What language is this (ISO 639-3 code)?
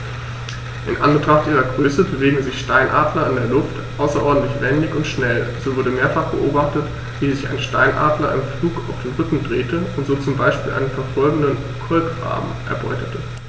deu